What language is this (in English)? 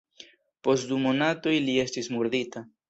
Esperanto